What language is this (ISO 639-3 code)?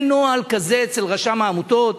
heb